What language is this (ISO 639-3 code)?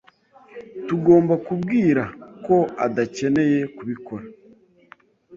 kin